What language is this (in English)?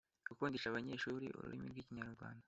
Kinyarwanda